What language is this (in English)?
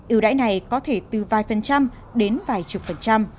Vietnamese